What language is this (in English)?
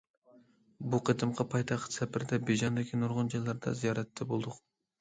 Uyghur